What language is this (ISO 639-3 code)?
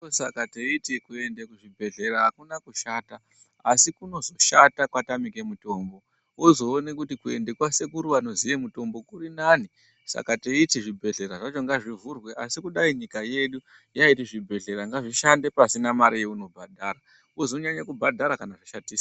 ndc